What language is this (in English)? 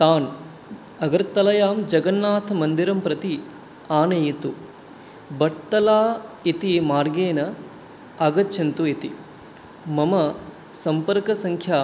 Sanskrit